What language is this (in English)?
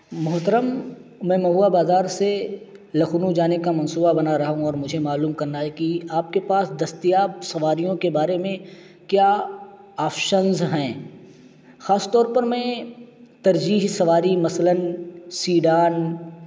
Urdu